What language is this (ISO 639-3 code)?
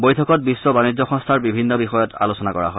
asm